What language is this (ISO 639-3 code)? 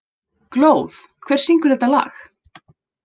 isl